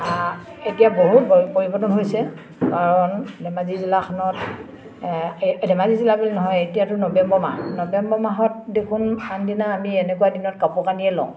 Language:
Assamese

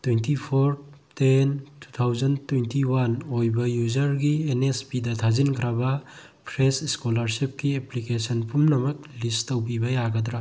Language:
Manipuri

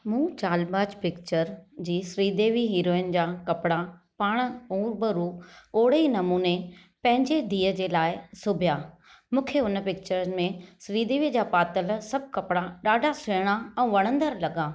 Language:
Sindhi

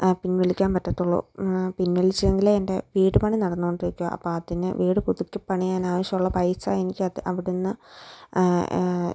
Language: Malayalam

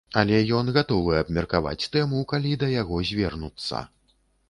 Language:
Belarusian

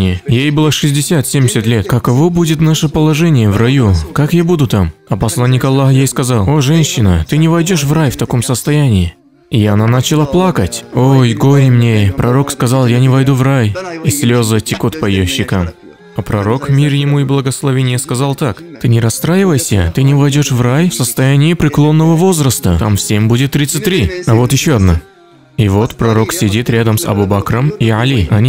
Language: Russian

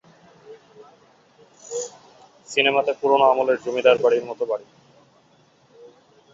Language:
Bangla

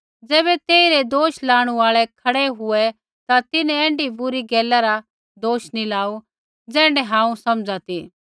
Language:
Kullu Pahari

